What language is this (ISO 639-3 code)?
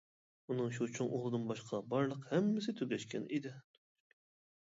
uig